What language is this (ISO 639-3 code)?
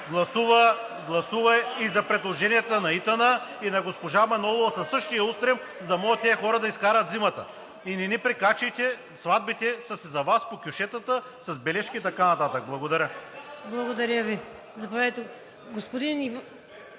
bul